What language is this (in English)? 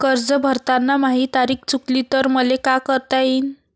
Marathi